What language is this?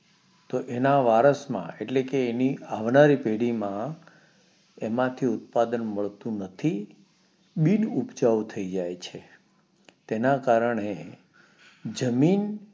Gujarati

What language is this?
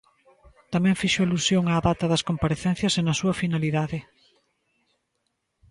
Galician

